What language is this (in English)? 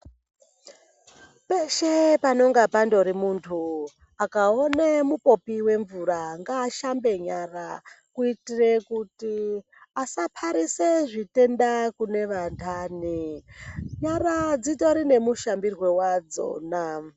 Ndau